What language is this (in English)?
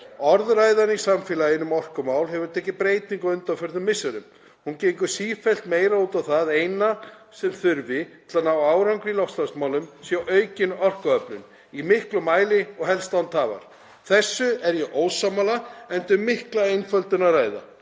Icelandic